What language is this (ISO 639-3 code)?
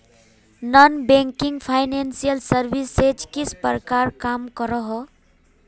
mag